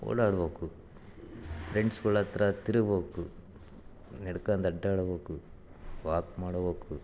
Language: Kannada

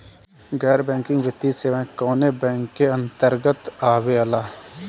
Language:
Bhojpuri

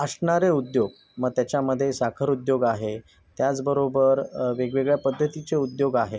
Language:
Marathi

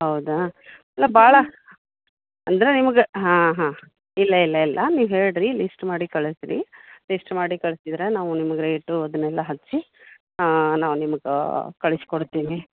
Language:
Kannada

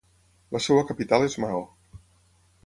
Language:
Catalan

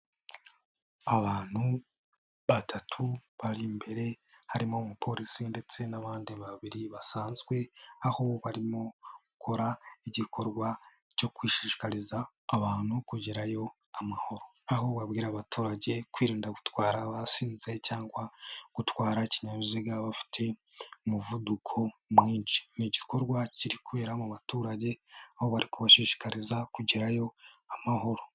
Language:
Kinyarwanda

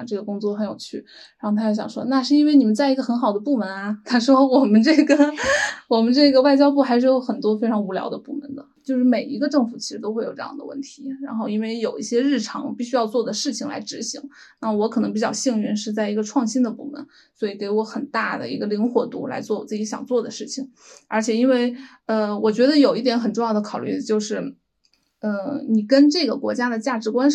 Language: Chinese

